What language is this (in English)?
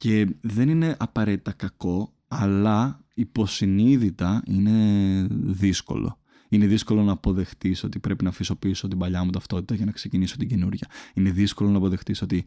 Greek